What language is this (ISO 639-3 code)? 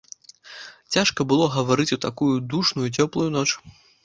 bel